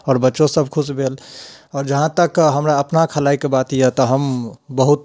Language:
Maithili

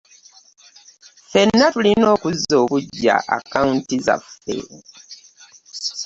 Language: Ganda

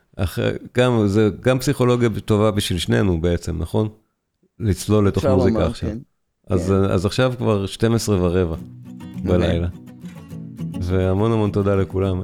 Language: Hebrew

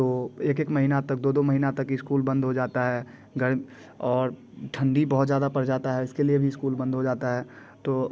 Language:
Hindi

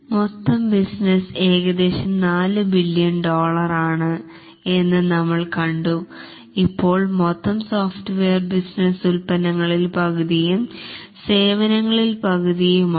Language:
Malayalam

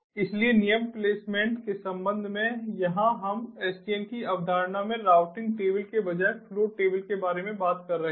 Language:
Hindi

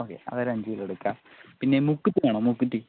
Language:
Malayalam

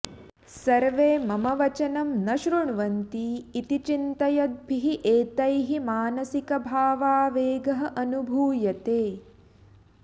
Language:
Sanskrit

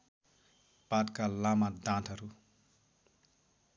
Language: Nepali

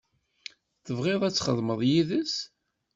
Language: Kabyle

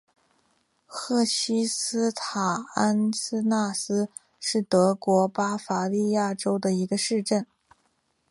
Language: Chinese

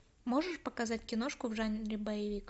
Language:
Russian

